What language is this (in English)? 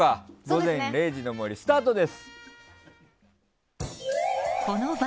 Japanese